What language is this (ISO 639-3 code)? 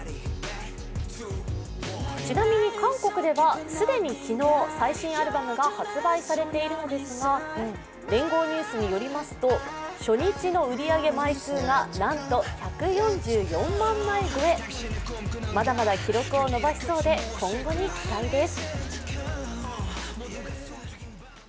jpn